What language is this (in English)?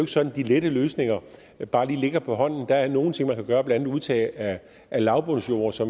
Danish